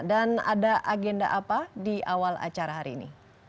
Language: Indonesian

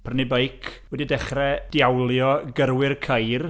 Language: Welsh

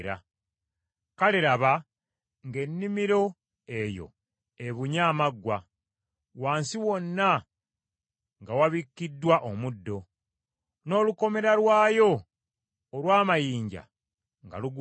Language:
Ganda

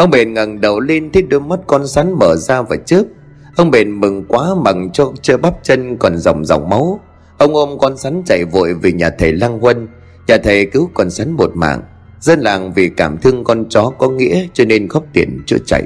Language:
Vietnamese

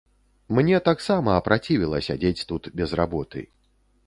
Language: Belarusian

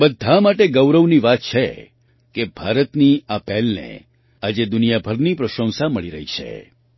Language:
Gujarati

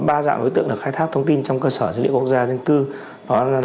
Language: Vietnamese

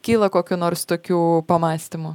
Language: Lithuanian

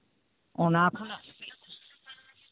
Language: Santali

